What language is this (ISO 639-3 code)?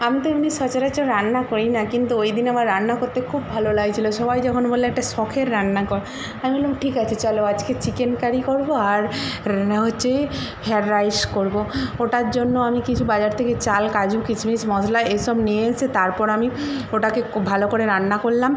ben